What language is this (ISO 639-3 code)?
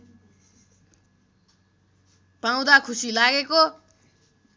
nep